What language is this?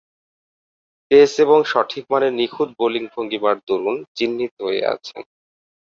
Bangla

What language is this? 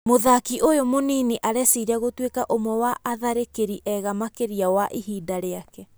Kikuyu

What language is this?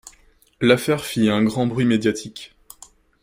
French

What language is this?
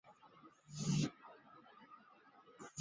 Chinese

